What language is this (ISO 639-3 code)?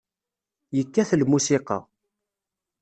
kab